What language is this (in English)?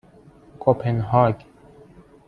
Persian